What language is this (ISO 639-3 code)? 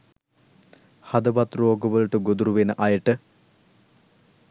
sin